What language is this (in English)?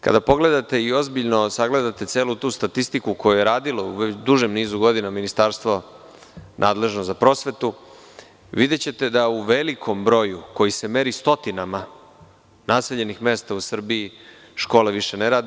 Serbian